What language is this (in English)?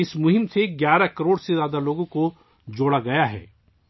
Urdu